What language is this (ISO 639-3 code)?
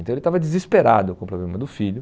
por